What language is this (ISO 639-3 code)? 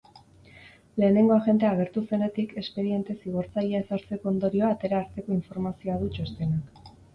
eus